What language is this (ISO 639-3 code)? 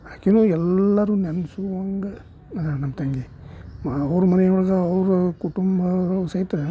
kan